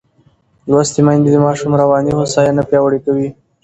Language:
Pashto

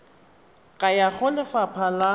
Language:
Tswana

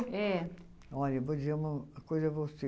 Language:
Portuguese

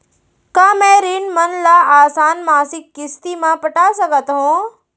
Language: Chhattisgarhi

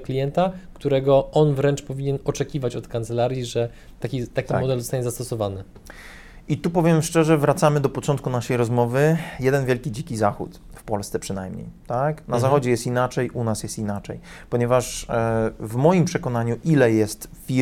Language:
Polish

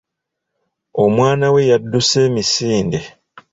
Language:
Ganda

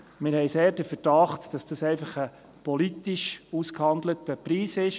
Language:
Swiss German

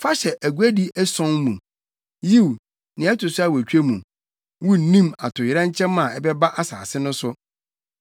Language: Akan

